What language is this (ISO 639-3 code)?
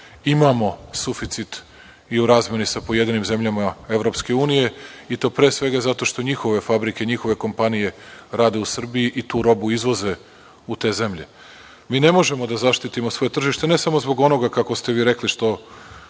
srp